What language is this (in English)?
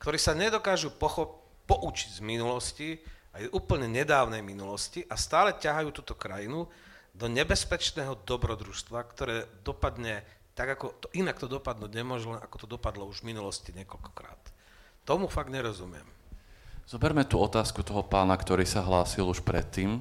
Slovak